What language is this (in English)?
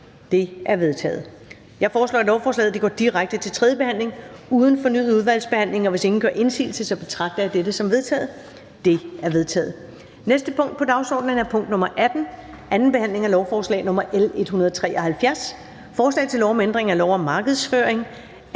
Danish